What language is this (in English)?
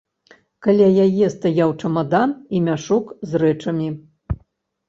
Belarusian